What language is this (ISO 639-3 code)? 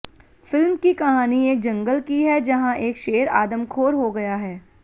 hin